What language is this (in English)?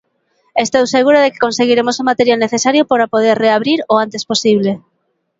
Galician